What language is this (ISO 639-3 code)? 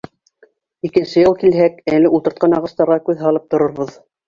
bak